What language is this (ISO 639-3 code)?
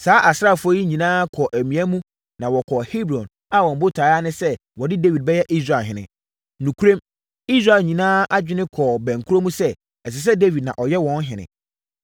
aka